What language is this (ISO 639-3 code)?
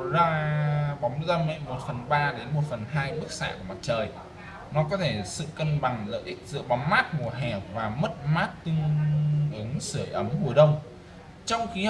vie